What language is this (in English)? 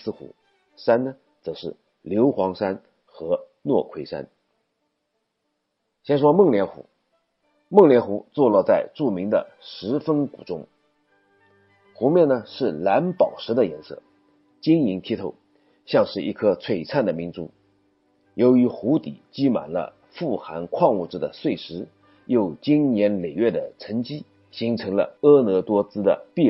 Chinese